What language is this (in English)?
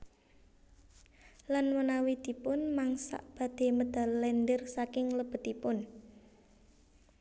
Javanese